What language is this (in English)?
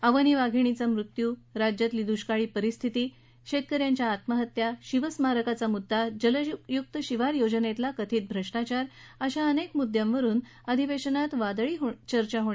Marathi